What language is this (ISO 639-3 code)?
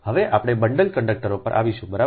guj